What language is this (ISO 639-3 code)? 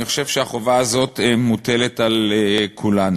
heb